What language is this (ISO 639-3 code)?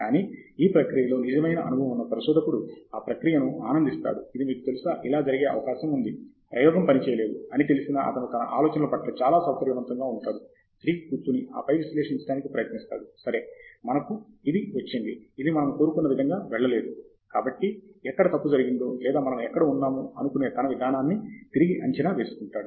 tel